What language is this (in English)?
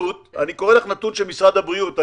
Hebrew